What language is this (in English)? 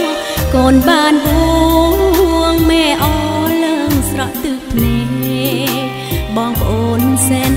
Thai